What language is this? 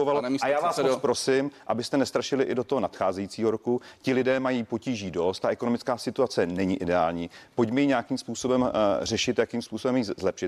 Czech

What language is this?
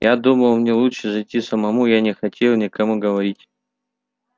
Russian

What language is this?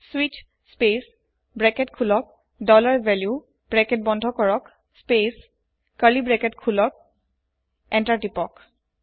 Assamese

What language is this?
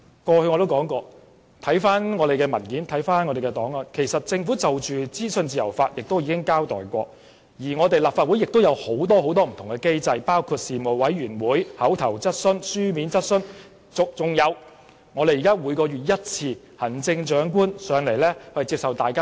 Cantonese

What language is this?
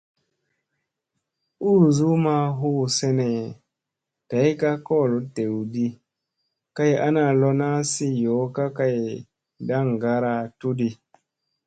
Musey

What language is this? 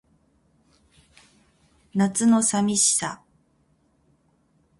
Japanese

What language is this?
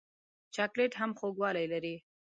Pashto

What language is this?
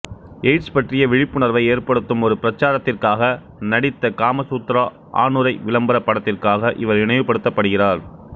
Tamil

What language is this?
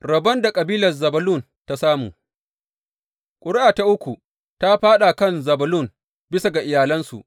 Hausa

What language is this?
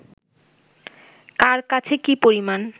Bangla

